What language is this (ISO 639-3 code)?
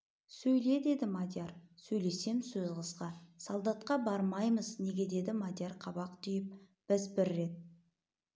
kaz